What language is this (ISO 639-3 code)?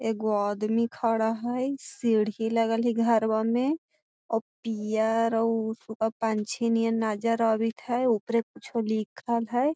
mag